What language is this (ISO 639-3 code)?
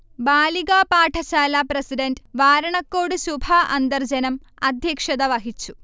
mal